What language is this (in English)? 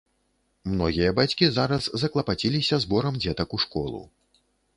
Belarusian